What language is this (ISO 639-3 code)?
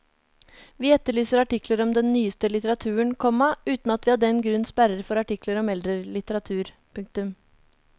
nor